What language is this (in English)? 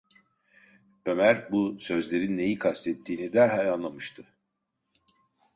Turkish